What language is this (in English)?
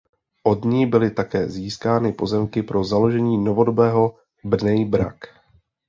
Czech